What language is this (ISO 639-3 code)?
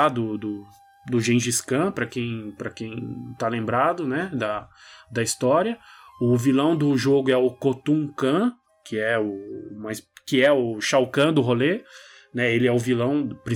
por